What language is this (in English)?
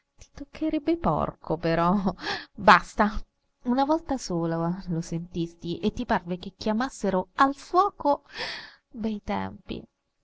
Italian